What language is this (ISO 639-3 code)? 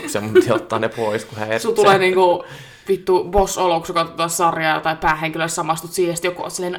fin